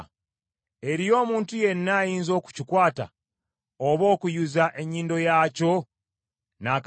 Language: Ganda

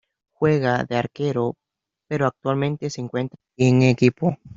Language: Spanish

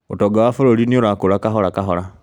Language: Kikuyu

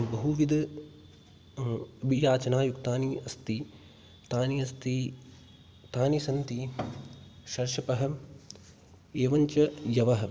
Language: Sanskrit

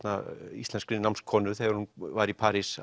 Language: Icelandic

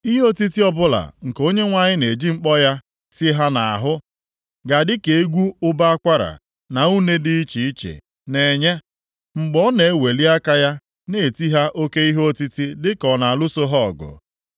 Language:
Igbo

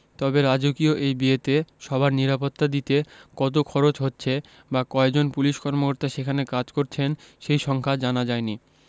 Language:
Bangla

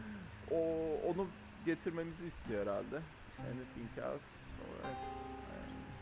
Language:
Turkish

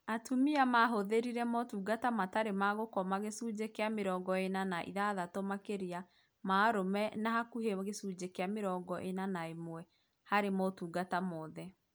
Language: Kikuyu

